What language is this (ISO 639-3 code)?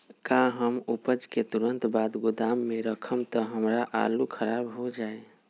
mag